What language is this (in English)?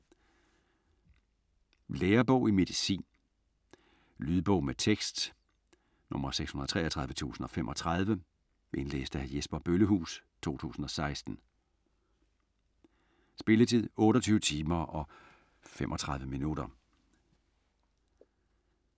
Danish